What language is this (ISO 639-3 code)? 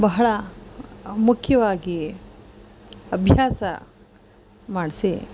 kan